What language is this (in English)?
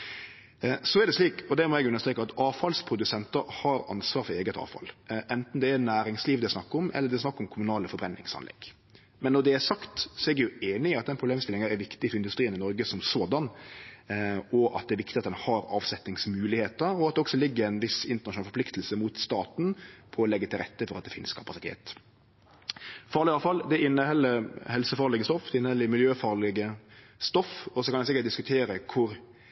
Norwegian Nynorsk